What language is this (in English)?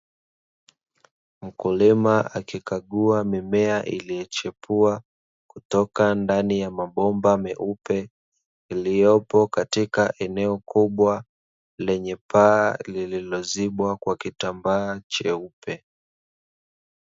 Swahili